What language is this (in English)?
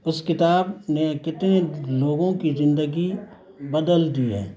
Urdu